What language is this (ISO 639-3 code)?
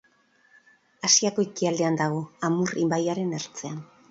eus